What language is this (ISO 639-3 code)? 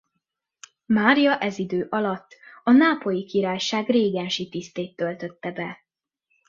hun